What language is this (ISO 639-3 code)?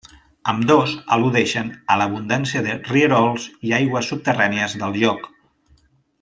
cat